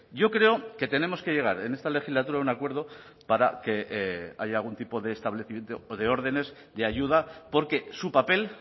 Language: Spanish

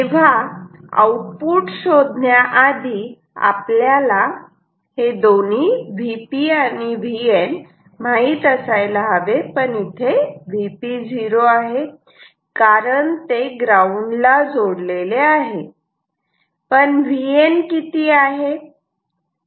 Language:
Marathi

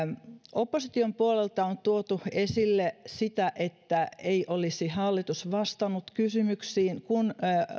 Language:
Finnish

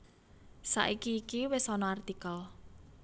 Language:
Javanese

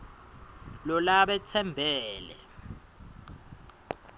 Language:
Swati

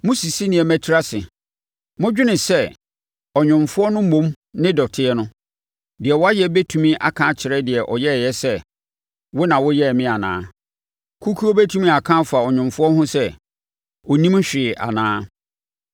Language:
Akan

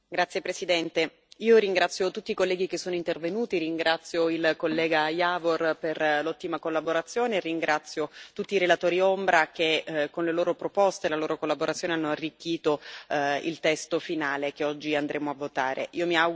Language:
Italian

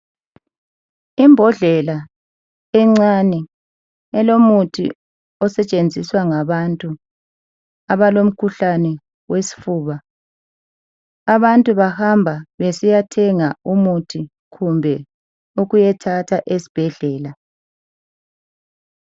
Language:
North Ndebele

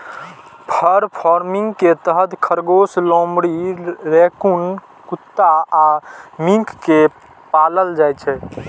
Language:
Maithili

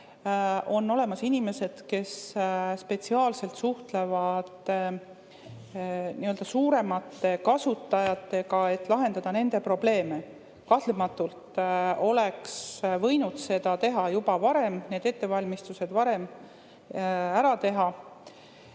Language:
Estonian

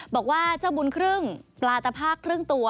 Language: Thai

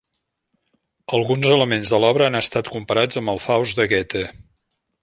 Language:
Catalan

